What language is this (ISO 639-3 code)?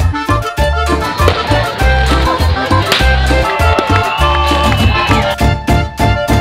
fra